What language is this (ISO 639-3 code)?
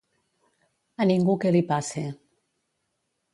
cat